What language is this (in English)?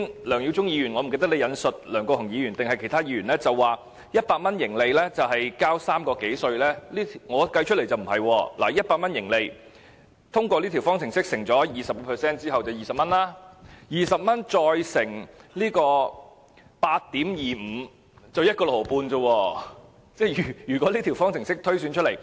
Cantonese